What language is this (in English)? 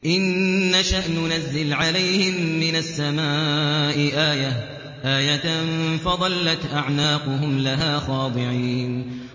Arabic